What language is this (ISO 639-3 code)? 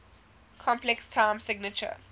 eng